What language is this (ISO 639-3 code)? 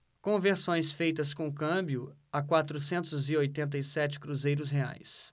por